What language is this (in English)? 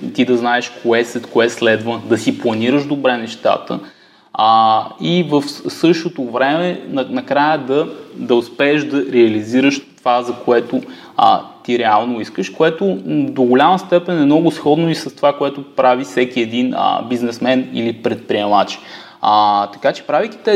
Bulgarian